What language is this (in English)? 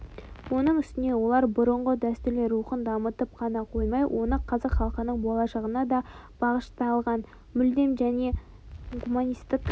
Kazakh